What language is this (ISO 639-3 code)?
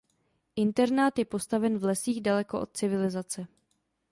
ces